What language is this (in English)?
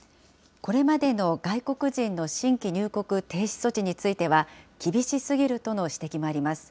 Japanese